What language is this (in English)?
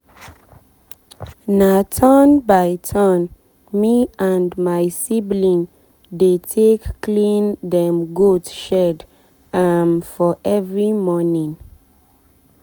Nigerian Pidgin